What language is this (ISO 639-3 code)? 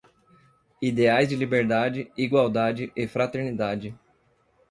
por